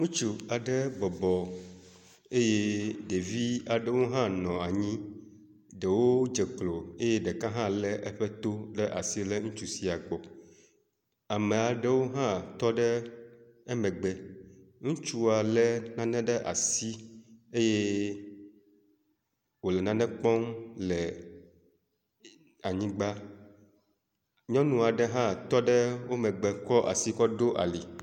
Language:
Ewe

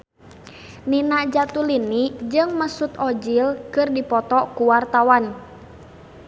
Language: Sundanese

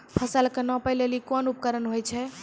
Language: Maithili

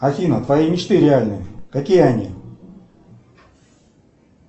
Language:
Russian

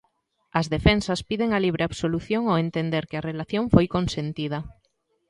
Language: Galician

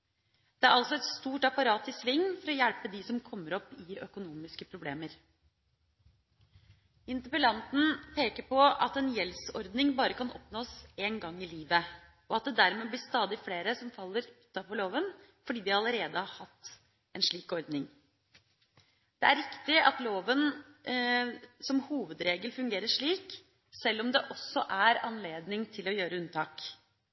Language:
Norwegian Bokmål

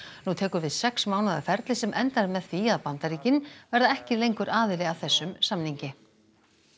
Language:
Icelandic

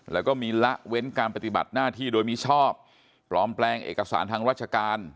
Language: Thai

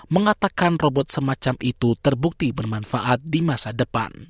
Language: Indonesian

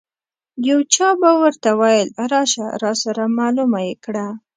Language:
Pashto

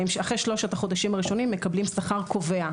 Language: Hebrew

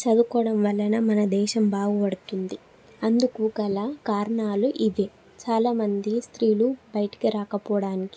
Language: Telugu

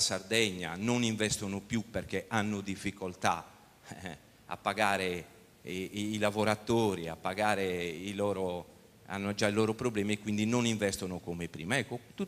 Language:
Italian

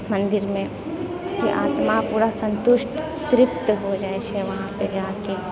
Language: Maithili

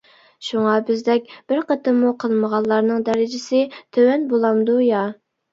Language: Uyghur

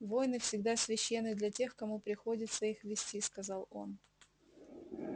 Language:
Russian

